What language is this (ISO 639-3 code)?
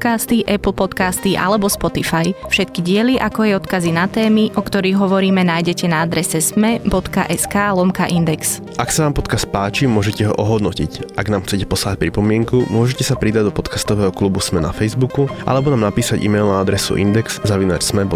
slk